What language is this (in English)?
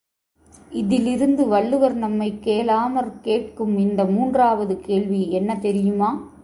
Tamil